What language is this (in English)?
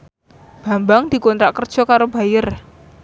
Javanese